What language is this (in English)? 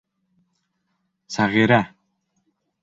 Bashkir